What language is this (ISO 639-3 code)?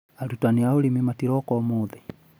kik